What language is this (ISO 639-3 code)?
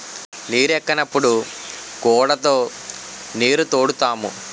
tel